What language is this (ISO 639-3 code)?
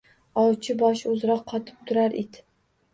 uzb